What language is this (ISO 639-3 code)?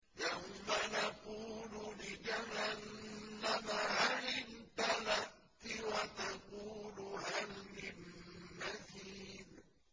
ara